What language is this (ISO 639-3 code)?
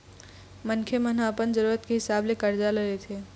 hne